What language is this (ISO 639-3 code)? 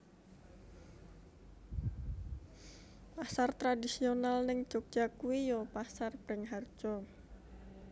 jav